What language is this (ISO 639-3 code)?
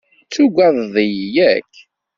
kab